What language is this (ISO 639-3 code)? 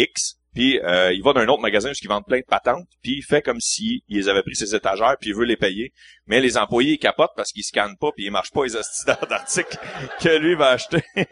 fra